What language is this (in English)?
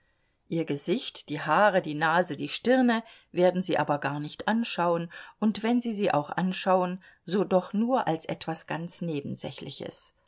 German